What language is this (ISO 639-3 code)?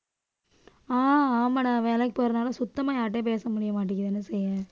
tam